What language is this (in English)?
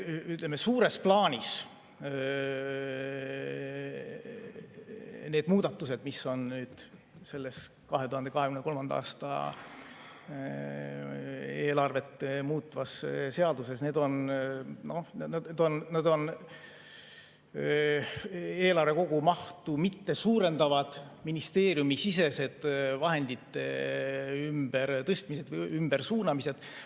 Estonian